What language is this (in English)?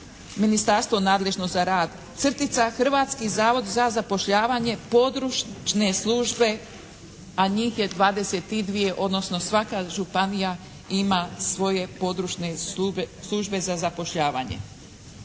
Croatian